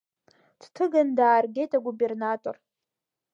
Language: Abkhazian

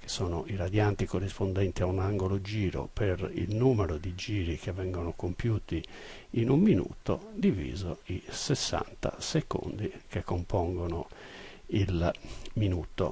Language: Italian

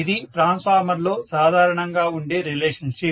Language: Telugu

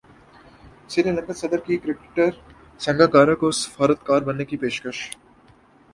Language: Urdu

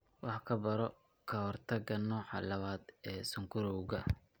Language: Somali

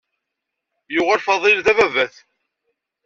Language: Kabyle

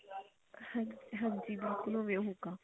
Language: Punjabi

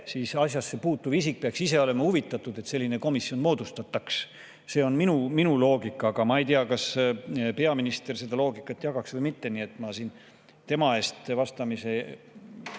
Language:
Estonian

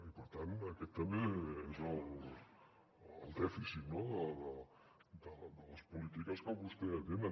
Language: Catalan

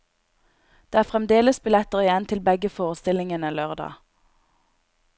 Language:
Norwegian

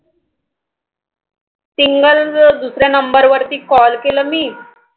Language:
Marathi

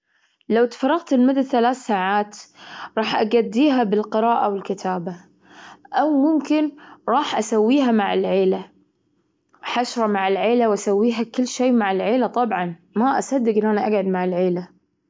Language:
Gulf Arabic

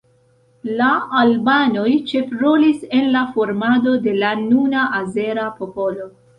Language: Esperanto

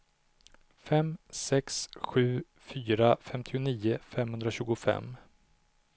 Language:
Swedish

